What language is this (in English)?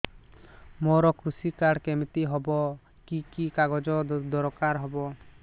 Odia